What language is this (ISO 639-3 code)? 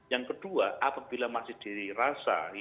ind